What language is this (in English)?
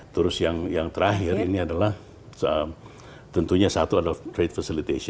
Indonesian